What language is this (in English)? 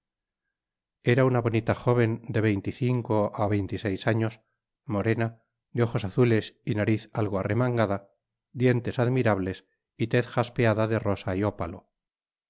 Spanish